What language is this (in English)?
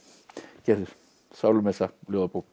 Icelandic